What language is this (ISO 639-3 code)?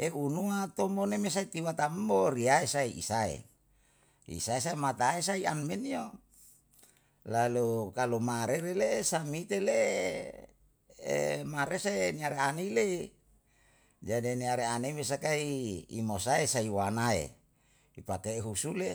jal